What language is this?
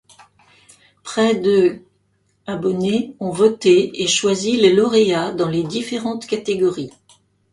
French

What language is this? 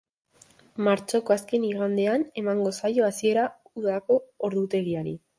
Basque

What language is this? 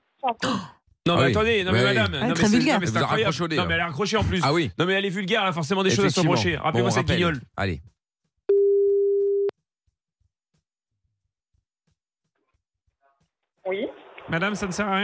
French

